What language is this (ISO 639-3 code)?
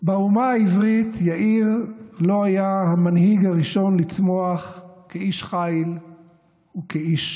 heb